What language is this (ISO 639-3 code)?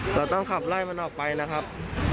tha